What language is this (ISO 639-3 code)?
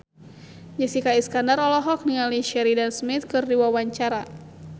sun